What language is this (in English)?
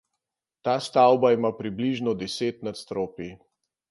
Slovenian